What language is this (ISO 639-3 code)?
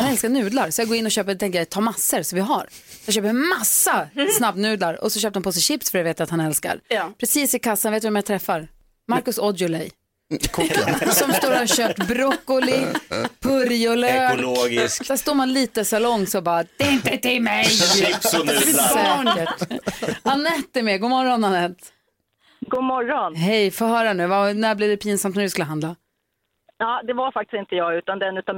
swe